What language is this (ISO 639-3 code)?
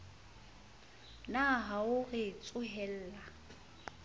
sot